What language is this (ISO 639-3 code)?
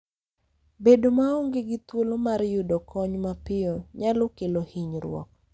luo